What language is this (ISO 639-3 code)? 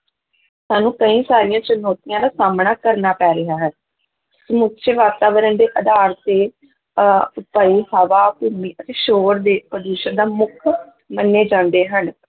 pan